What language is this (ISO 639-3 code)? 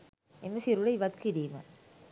sin